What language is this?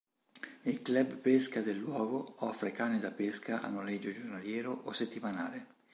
Italian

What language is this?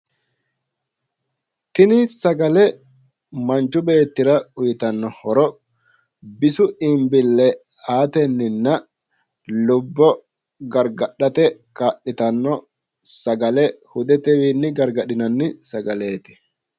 Sidamo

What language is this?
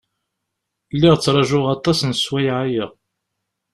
Kabyle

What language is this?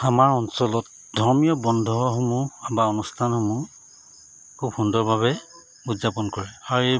Assamese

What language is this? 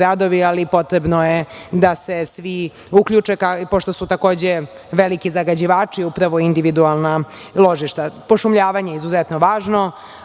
Serbian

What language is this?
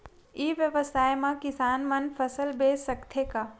Chhattisgarhi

